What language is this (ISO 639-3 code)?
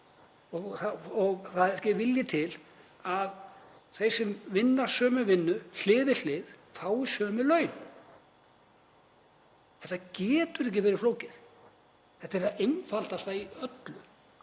isl